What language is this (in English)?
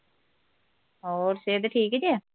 Punjabi